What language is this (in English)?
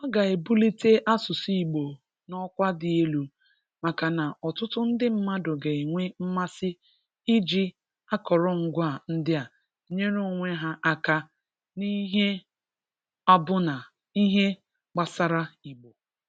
Igbo